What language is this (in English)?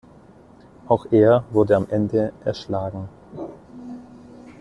German